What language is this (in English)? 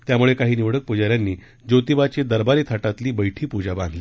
Marathi